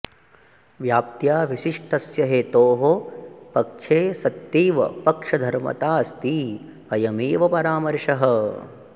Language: Sanskrit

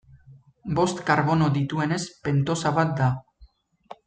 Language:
Basque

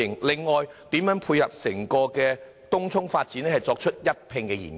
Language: Cantonese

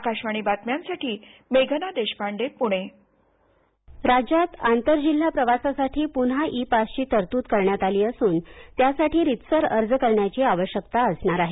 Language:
Marathi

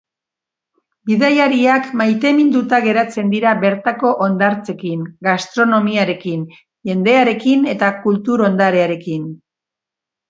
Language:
Basque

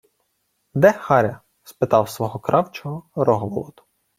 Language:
Ukrainian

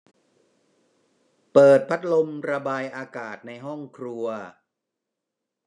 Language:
Thai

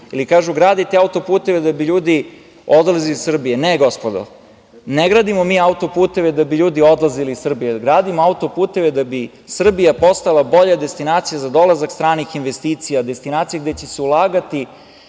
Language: Serbian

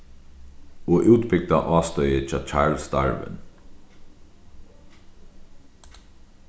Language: Faroese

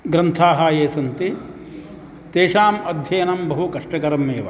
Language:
Sanskrit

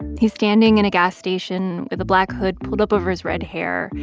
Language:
English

